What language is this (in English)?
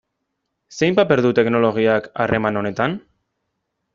Basque